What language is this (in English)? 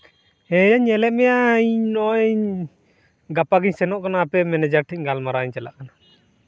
Santali